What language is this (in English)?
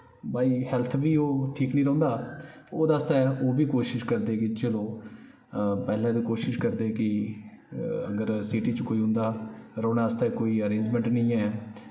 Dogri